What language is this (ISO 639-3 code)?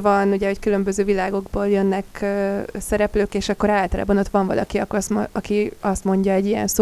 hun